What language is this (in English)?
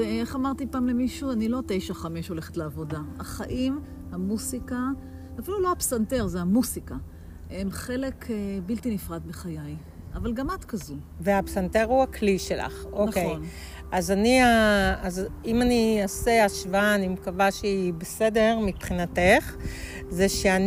Hebrew